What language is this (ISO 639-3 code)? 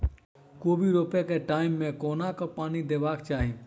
mai